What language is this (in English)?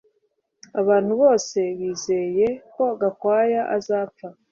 Kinyarwanda